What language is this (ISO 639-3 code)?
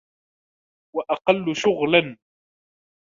ara